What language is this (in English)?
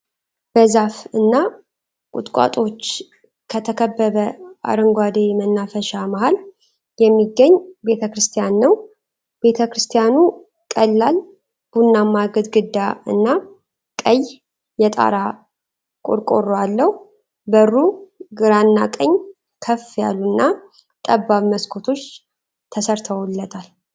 Amharic